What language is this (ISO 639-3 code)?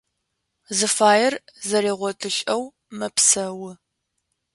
ady